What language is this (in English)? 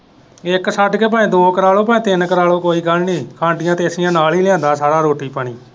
Punjabi